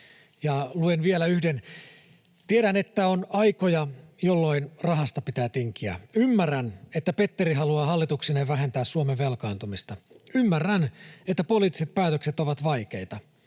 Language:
Finnish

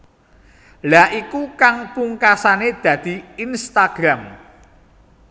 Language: Javanese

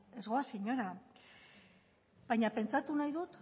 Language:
Basque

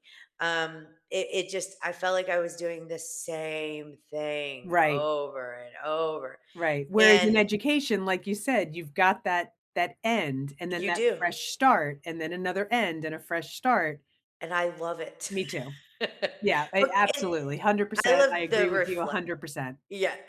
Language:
English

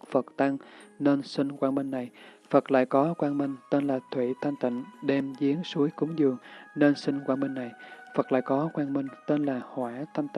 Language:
Vietnamese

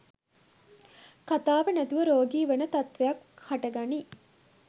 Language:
Sinhala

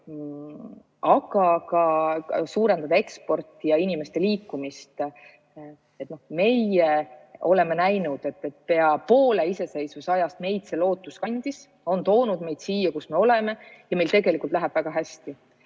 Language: Estonian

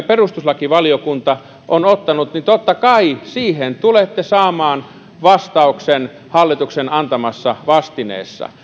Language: Finnish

